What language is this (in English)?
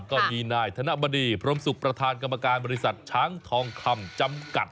Thai